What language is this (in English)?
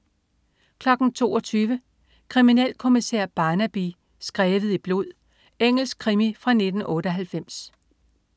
Danish